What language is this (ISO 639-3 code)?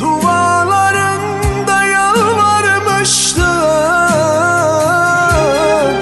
ara